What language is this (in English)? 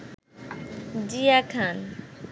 Bangla